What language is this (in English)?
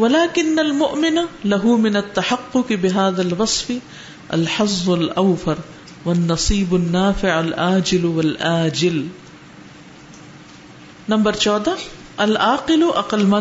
Urdu